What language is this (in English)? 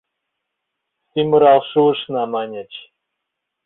Mari